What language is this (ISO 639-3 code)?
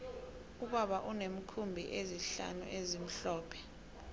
nbl